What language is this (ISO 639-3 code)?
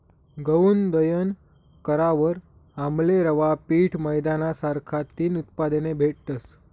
mar